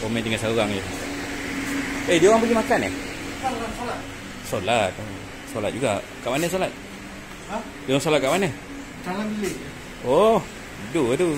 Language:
Malay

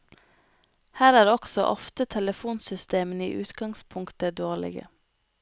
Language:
Norwegian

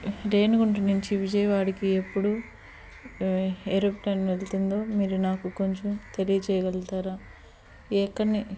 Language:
Telugu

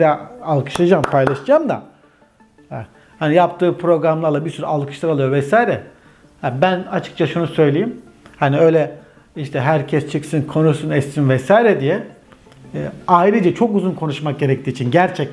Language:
Turkish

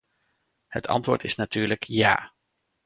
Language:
Dutch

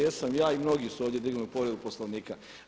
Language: Croatian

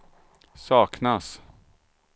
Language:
Swedish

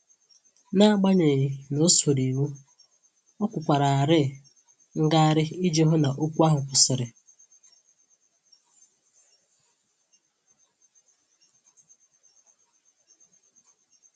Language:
Igbo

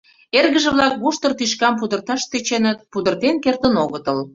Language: Mari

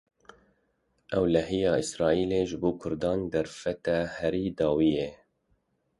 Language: Kurdish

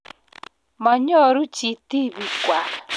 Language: Kalenjin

